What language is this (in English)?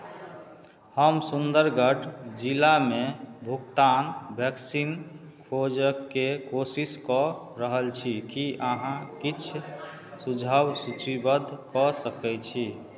Maithili